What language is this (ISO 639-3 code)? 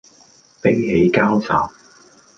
yue